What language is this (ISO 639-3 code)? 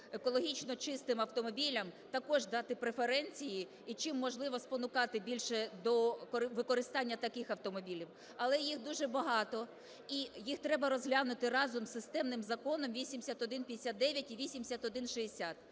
ukr